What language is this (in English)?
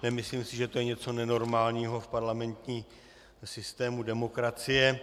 Czech